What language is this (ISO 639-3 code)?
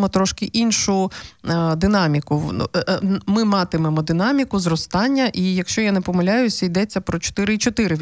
ukr